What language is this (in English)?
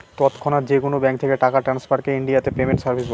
Bangla